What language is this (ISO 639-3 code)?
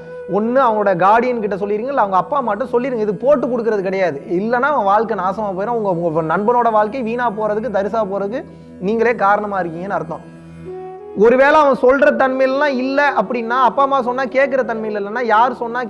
por